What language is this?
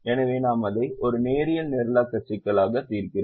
Tamil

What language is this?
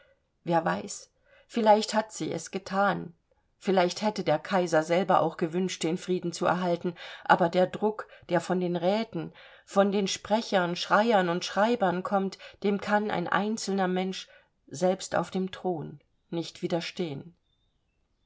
German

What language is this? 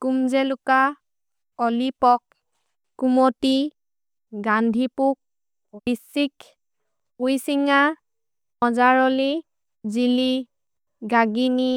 Maria (India)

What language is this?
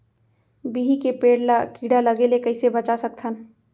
Chhattisgarhi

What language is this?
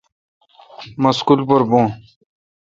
Kalkoti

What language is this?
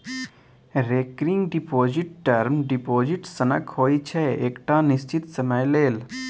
Maithili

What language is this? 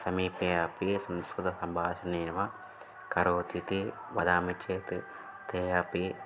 Sanskrit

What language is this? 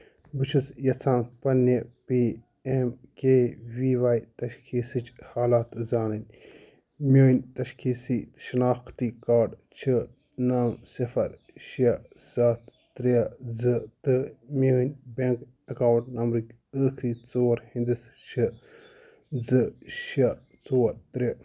Kashmiri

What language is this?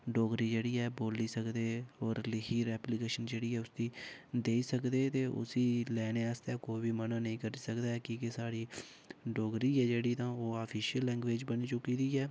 Dogri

